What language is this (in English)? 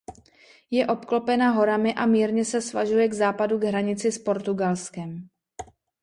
Czech